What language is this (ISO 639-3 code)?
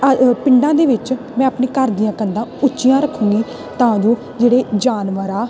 pan